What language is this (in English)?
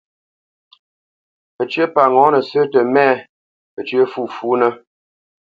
Bamenyam